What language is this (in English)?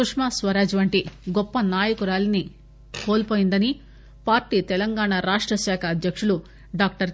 Telugu